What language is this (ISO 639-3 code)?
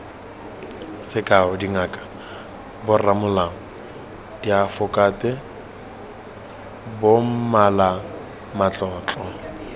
tsn